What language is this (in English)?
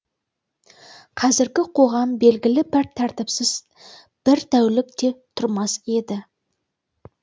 Kazakh